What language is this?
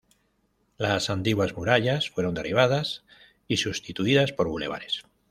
Spanish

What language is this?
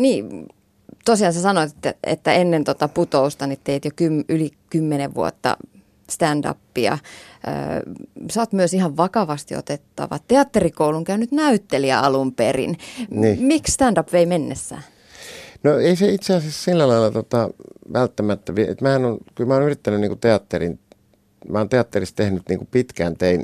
Finnish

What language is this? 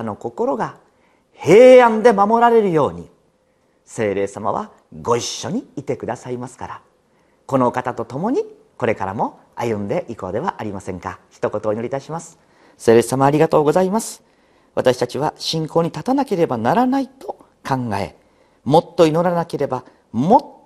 Japanese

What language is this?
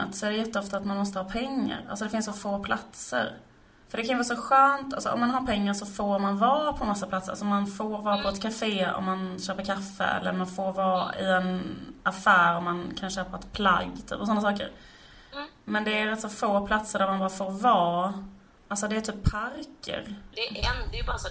Swedish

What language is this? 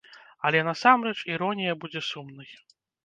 Belarusian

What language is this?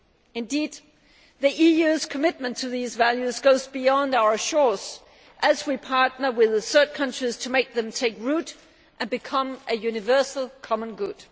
English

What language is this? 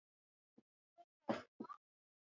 Swahili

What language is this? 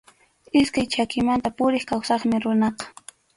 Arequipa-La Unión Quechua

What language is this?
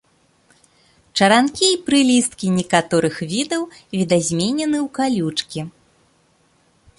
Belarusian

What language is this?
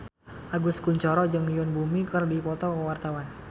Sundanese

